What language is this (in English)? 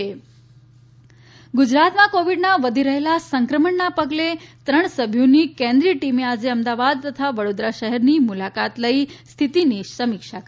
Gujarati